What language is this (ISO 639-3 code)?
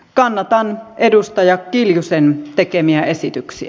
fin